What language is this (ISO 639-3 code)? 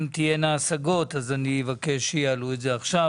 heb